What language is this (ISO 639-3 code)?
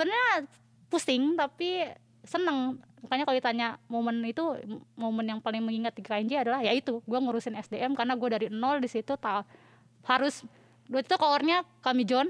ind